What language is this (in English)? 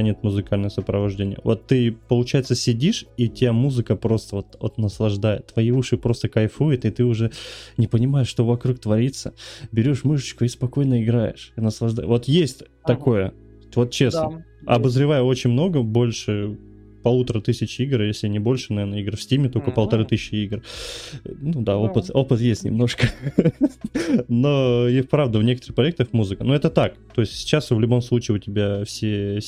Russian